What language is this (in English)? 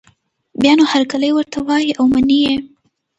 Pashto